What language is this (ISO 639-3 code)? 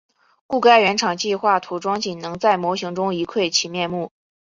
zho